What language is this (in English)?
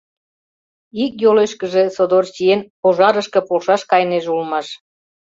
Mari